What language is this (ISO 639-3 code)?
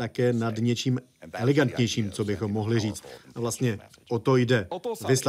ces